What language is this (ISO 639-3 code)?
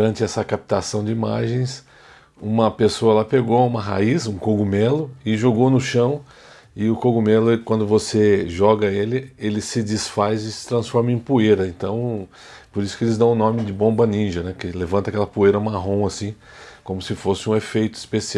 por